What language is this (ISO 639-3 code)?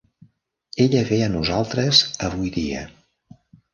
cat